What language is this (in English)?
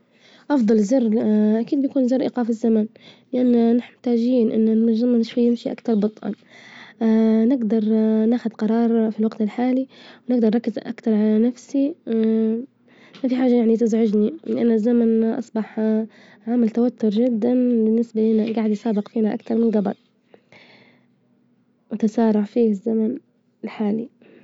Libyan Arabic